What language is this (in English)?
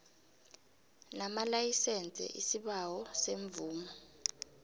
South Ndebele